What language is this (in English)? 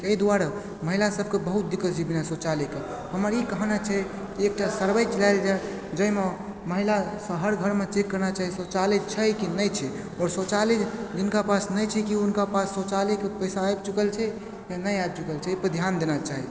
Maithili